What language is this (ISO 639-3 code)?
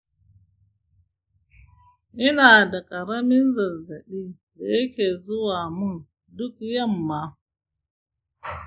hau